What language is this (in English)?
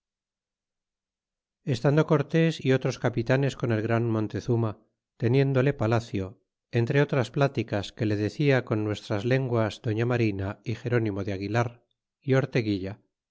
Spanish